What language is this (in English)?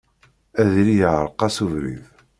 Kabyle